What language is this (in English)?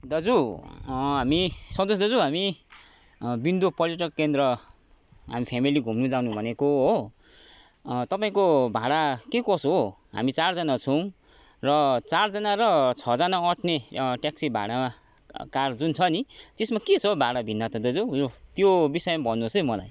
Nepali